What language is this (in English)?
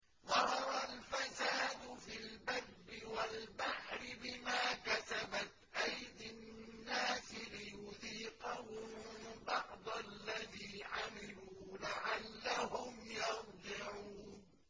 Arabic